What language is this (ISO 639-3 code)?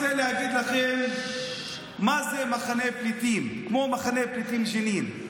heb